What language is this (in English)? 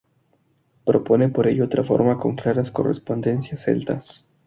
Spanish